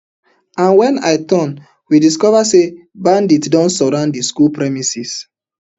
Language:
Nigerian Pidgin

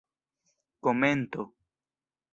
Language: Esperanto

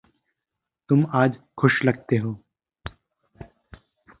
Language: Hindi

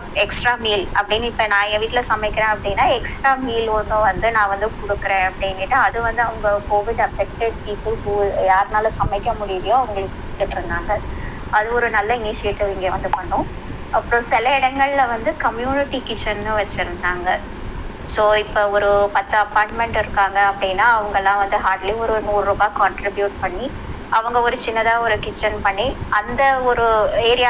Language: Tamil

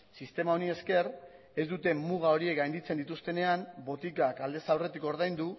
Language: Basque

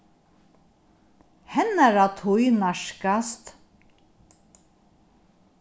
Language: Faroese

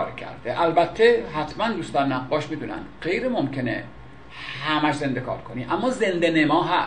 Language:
Persian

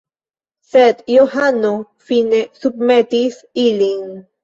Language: Esperanto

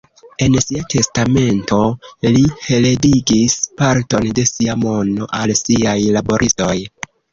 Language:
Esperanto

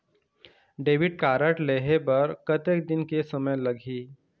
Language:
Chhattisgarhi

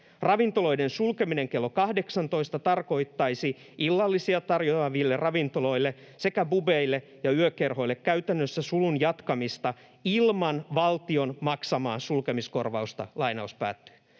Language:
Finnish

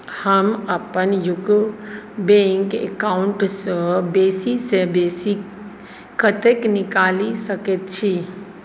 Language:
Maithili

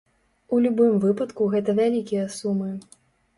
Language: Belarusian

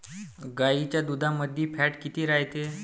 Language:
Marathi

